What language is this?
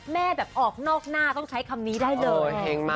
Thai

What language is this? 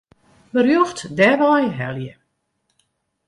Western Frisian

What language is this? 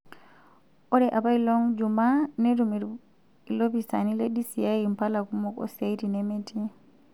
Masai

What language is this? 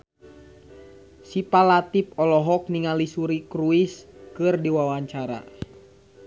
Sundanese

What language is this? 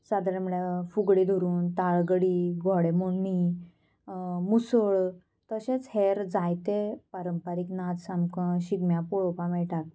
Konkani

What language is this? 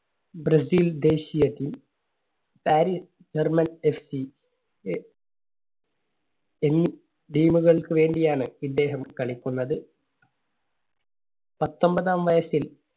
Malayalam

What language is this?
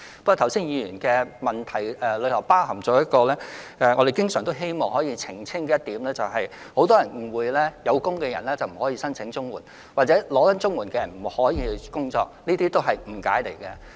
Cantonese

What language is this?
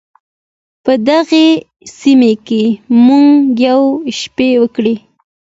Pashto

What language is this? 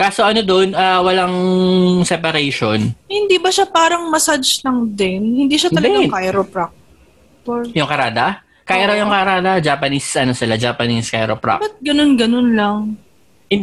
Filipino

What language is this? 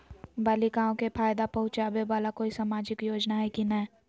Magahi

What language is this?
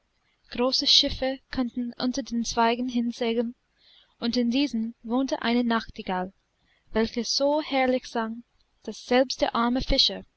German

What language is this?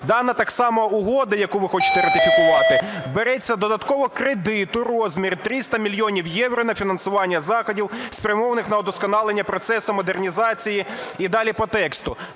Ukrainian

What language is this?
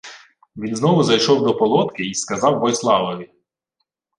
Ukrainian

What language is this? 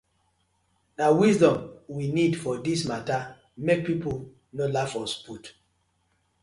Nigerian Pidgin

